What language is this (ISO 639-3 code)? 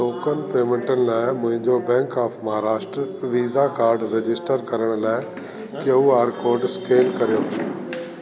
snd